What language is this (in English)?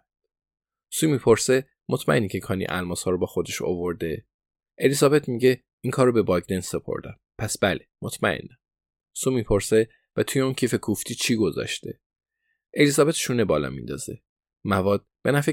Persian